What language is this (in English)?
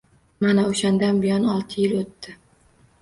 Uzbek